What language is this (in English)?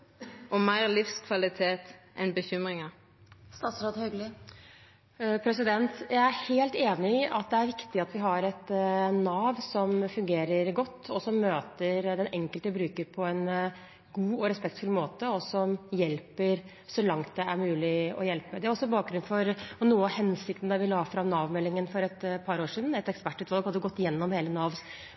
Norwegian